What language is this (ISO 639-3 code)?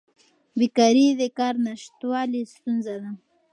pus